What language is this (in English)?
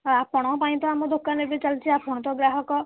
Odia